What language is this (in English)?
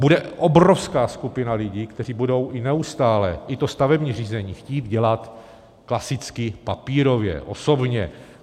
Czech